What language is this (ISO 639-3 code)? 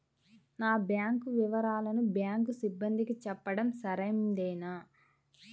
tel